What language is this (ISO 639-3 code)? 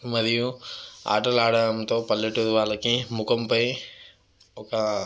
tel